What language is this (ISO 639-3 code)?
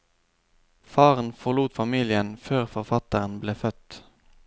nor